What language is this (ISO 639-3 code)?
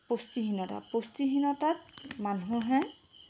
asm